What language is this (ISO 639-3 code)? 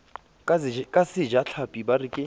sot